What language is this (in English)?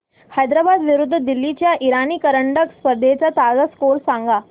Marathi